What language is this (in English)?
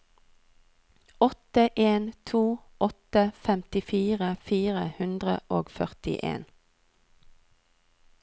Norwegian